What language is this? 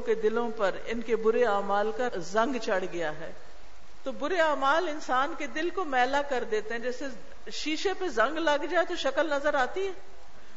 Urdu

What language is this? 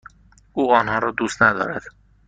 Persian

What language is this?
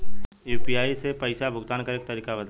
Bhojpuri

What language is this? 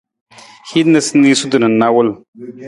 Nawdm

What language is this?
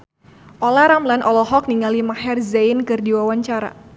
Sundanese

